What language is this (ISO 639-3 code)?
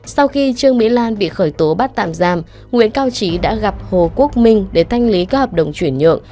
vie